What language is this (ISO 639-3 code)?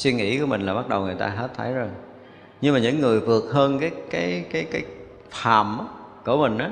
vie